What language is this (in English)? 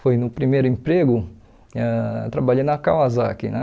Portuguese